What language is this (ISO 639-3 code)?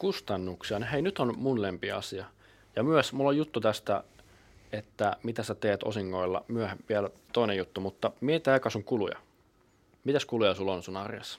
fin